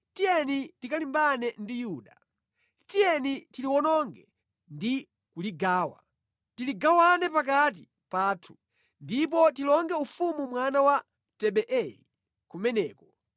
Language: Nyanja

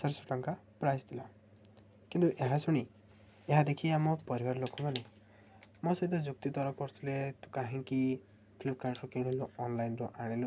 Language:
Odia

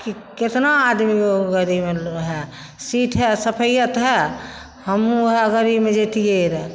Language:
Maithili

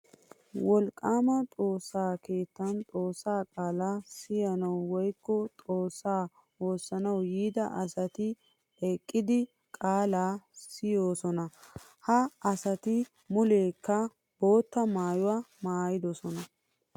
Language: Wolaytta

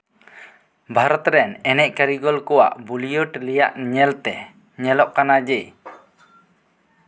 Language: Santali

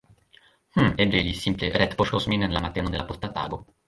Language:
Esperanto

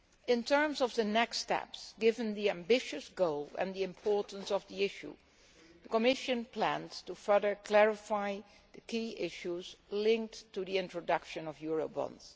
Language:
English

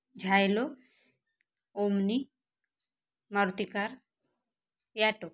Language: Marathi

